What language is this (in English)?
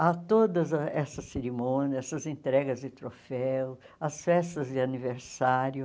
Portuguese